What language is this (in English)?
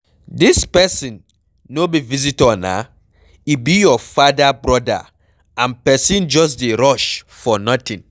Nigerian Pidgin